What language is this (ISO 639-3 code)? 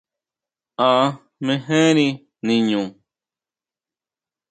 mau